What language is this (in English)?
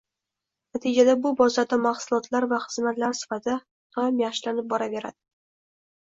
Uzbek